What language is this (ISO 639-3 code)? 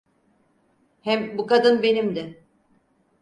tur